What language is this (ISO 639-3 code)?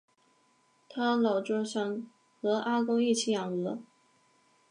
zho